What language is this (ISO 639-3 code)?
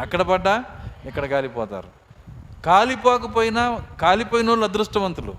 tel